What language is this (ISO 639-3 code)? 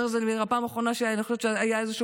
heb